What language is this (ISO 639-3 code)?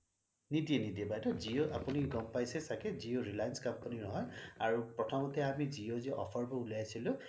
asm